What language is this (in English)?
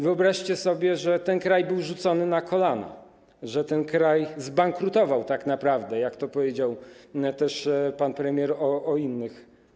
Polish